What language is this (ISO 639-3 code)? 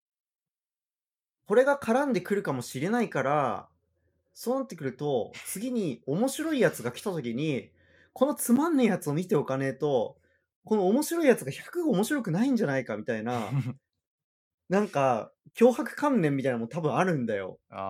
jpn